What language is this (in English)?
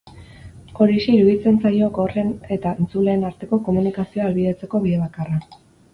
Basque